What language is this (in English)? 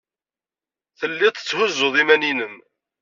Kabyle